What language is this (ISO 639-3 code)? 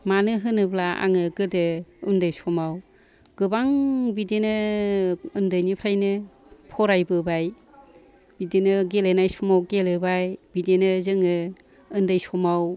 brx